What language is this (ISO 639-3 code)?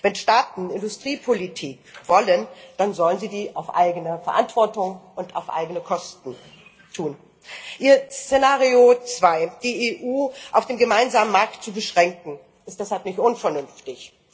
deu